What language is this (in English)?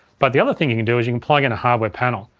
English